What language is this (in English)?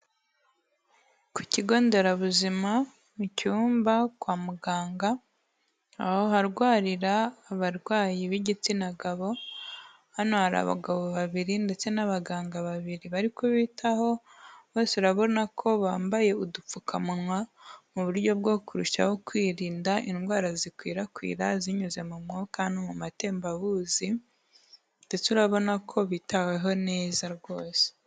Kinyarwanda